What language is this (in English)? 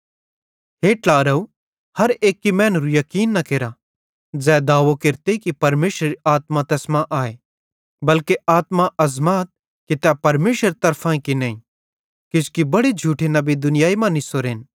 Bhadrawahi